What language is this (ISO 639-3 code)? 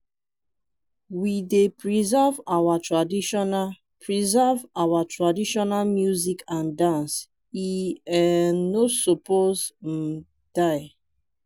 pcm